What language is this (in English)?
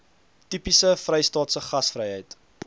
Afrikaans